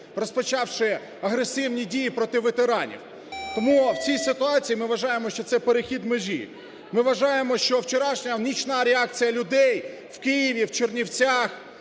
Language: Ukrainian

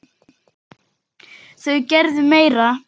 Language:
Icelandic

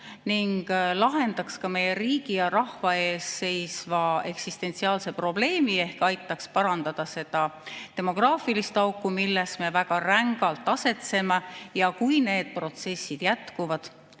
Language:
Estonian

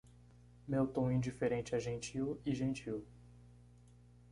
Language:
Portuguese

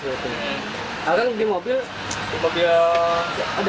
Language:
Indonesian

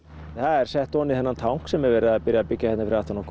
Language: Icelandic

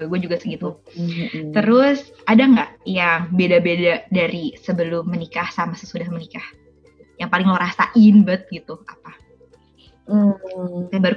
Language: Indonesian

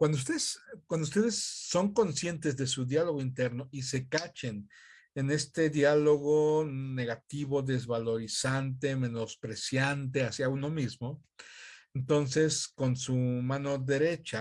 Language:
Spanish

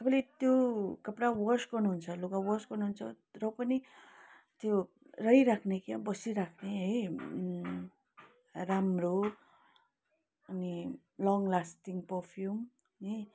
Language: Nepali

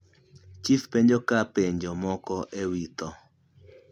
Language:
Luo (Kenya and Tanzania)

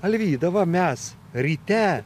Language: Lithuanian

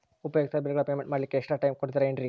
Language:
Kannada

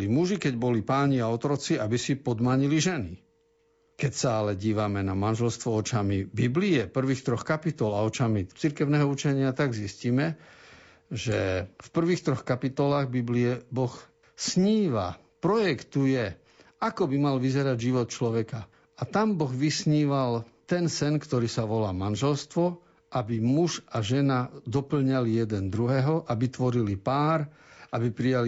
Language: Slovak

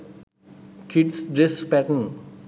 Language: Sinhala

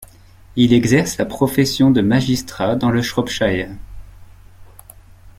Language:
French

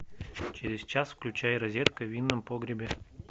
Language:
Russian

